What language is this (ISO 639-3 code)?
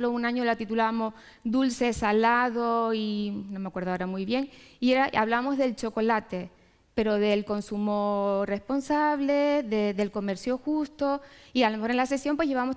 spa